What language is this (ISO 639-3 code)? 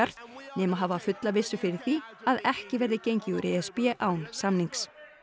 isl